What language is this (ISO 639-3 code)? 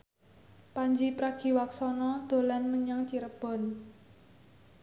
jav